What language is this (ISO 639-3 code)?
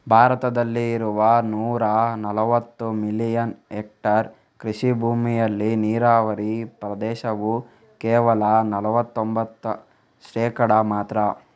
kan